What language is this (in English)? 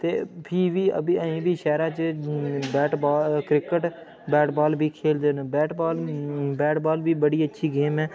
Dogri